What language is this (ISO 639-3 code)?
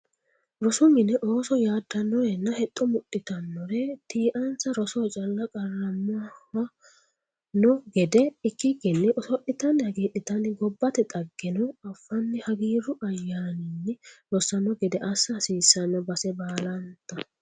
sid